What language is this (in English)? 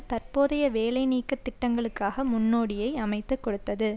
Tamil